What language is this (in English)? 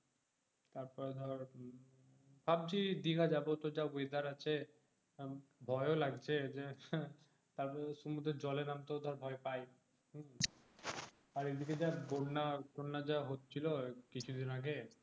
Bangla